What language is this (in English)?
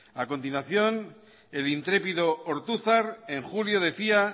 Spanish